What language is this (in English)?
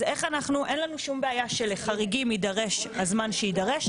Hebrew